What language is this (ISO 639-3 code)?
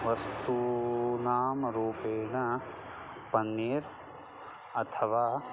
san